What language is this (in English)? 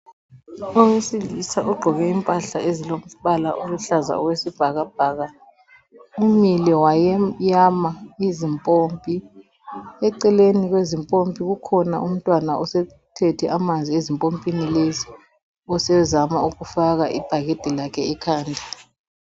North Ndebele